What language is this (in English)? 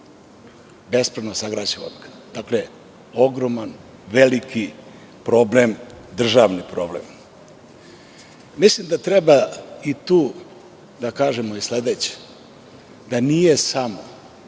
Serbian